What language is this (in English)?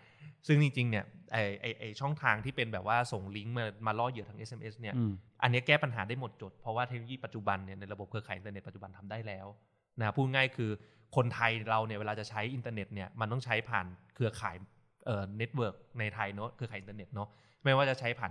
Thai